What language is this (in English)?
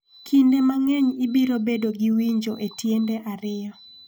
Luo (Kenya and Tanzania)